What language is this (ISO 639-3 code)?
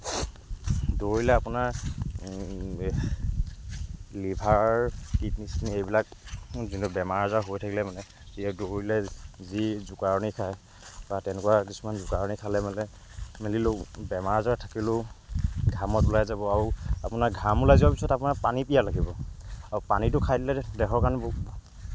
asm